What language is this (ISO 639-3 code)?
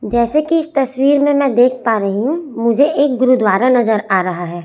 hin